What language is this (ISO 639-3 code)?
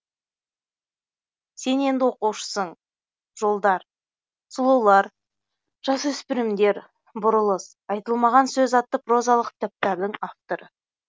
kaz